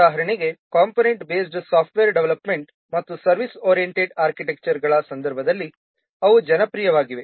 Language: Kannada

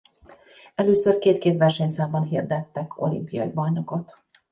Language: Hungarian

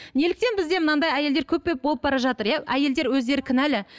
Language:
Kazakh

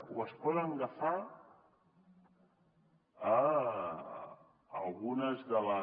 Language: Catalan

